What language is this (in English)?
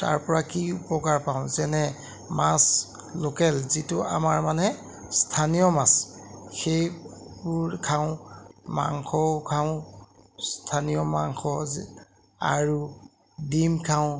Assamese